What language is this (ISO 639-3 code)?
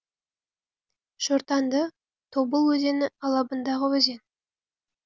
kaz